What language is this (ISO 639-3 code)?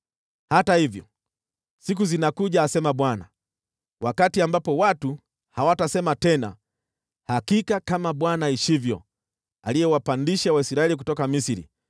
swa